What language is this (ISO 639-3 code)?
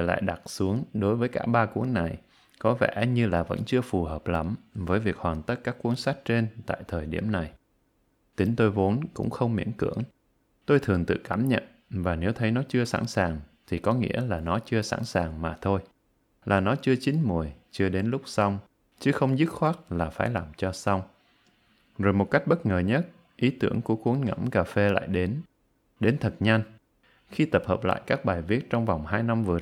vie